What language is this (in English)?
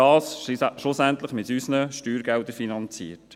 Swiss German